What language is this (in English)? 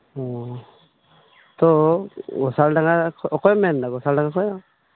Santali